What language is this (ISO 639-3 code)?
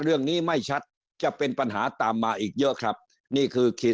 tha